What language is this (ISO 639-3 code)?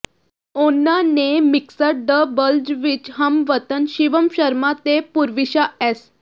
pan